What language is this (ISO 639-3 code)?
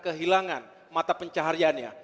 ind